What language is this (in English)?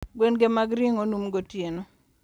Luo (Kenya and Tanzania)